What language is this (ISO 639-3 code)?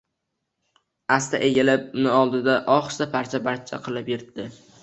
uzb